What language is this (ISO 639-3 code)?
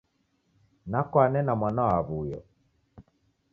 dav